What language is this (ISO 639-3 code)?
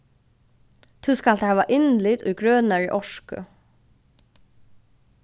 fao